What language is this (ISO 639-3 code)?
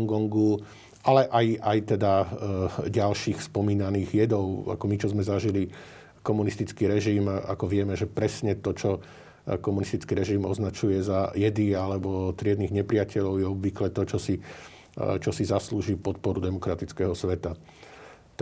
slk